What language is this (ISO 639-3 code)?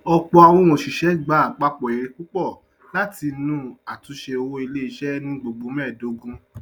yor